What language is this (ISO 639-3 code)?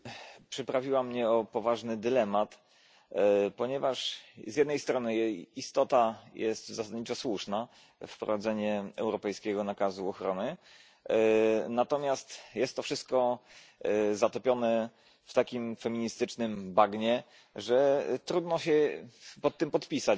pol